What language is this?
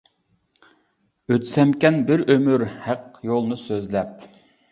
Uyghur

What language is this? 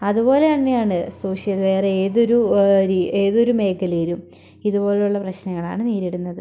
Malayalam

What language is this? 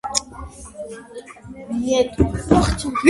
Georgian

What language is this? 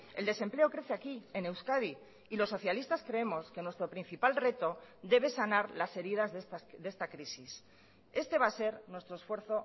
Spanish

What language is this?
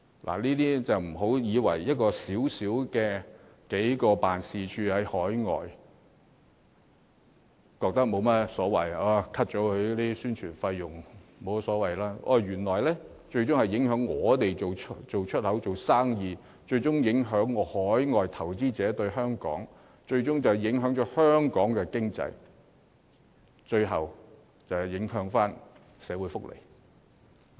Cantonese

